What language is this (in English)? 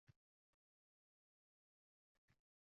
Uzbek